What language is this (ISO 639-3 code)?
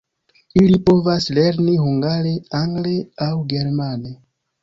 epo